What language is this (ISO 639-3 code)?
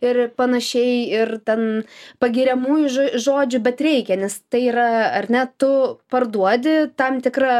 lit